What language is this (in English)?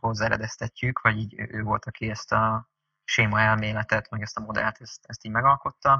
Hungarian